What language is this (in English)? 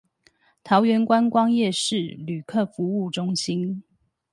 Chinese